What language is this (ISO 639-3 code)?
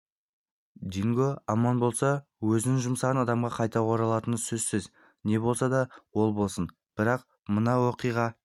kaz